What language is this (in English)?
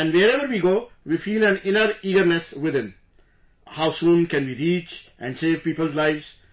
English